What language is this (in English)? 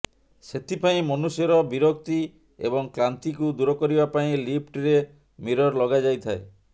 Odia